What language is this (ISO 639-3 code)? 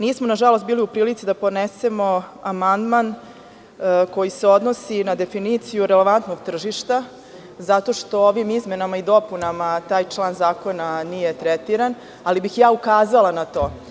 srp